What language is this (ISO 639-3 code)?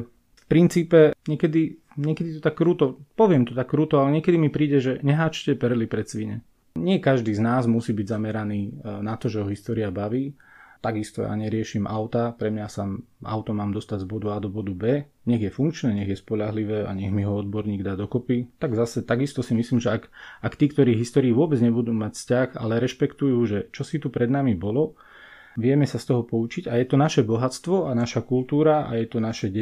slk